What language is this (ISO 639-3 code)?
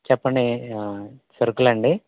tel